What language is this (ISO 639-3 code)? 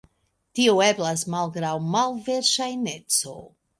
epo